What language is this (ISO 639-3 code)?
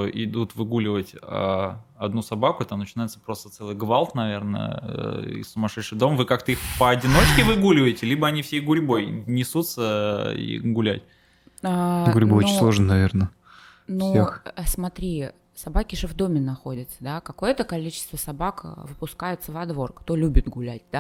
rus